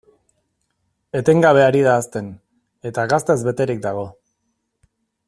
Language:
Basque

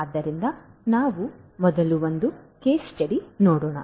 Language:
Kannada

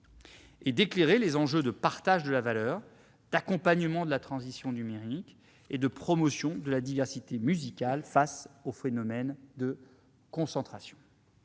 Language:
French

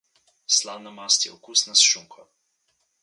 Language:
Slovenian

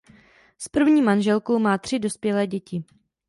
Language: Czech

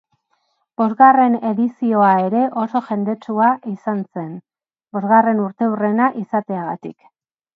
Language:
Basque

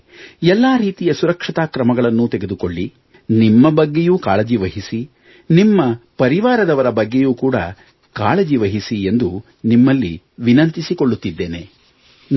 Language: Kannada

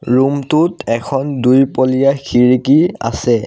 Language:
Assamese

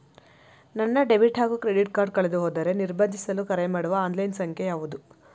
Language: Kannada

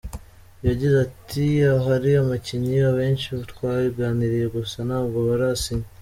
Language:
Kinyarwanda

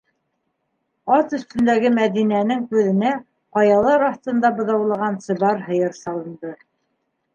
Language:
Bashkir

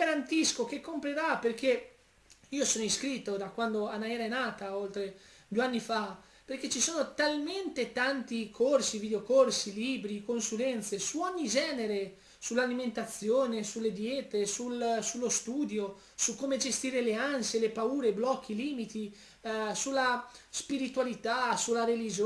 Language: Italian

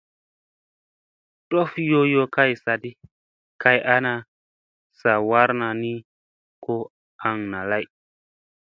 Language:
Musey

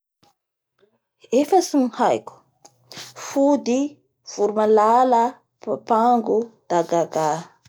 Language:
Bara Malagasy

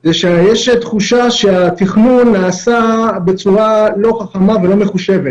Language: Hebrew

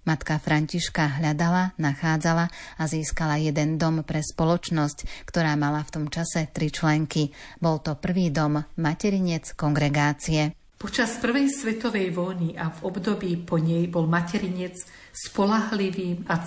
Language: Slovak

